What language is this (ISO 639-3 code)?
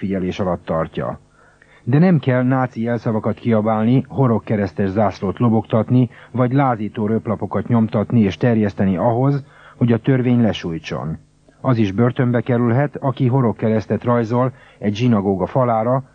hun